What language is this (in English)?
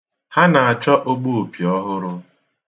Igbo